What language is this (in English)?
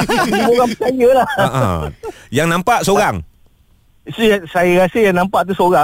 Malay